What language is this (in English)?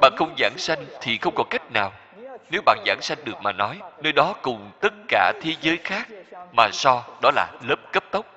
Vietnamese